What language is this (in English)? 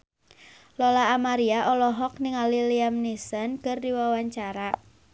Sundanese